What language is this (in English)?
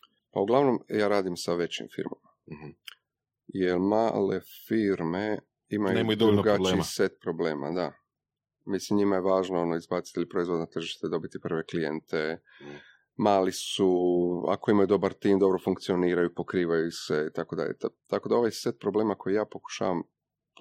Croatian